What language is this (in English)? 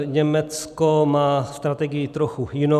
Czech